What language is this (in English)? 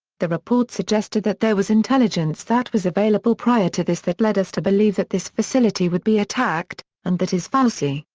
English